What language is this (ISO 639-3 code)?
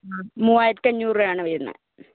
mal